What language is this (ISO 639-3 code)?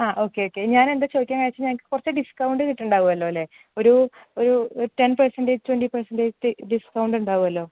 mal